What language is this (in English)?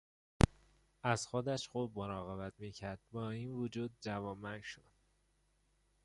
Persian